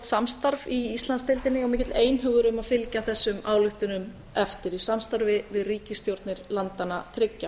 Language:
Icelandic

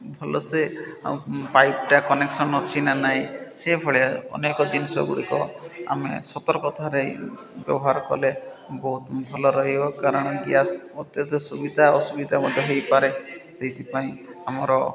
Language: Odia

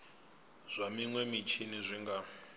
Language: Venda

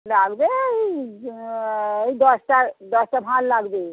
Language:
Bangla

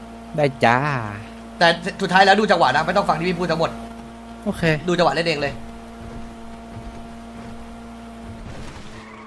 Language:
Thai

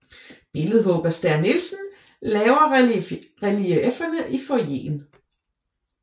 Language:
Danish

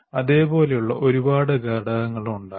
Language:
Malayalam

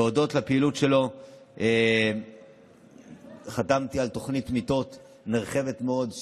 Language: Hebrew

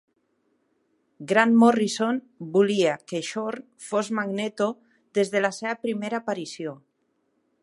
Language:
Catalan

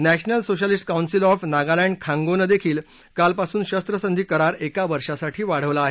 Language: Marathi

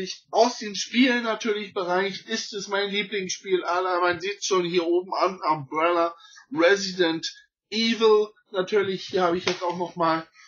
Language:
German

